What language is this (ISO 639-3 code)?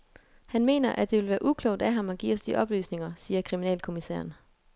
dan